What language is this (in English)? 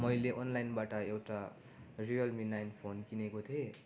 Nepali